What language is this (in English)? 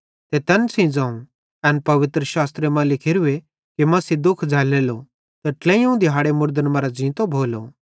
Bhadrawahi